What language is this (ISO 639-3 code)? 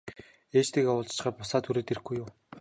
mon